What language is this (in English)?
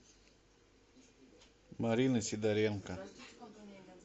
Russian